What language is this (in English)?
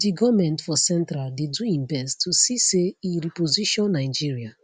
Nigerian Pidgin